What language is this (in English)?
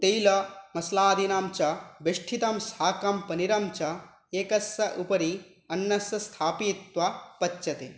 Sanskrit